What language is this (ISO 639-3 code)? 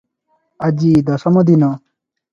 ori